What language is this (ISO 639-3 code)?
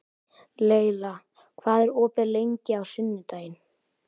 isl